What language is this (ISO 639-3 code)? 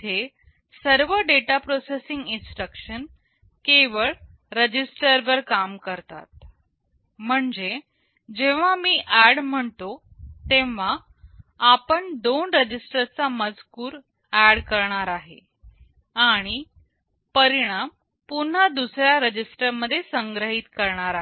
mar